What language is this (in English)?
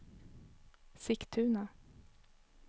Swedish